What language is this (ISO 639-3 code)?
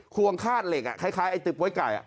tha